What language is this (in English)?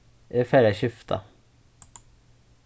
Faroese